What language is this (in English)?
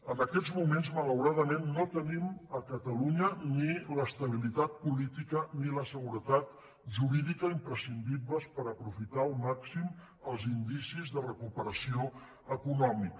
Catalan